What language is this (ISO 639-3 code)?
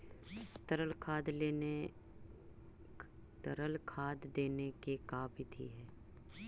mag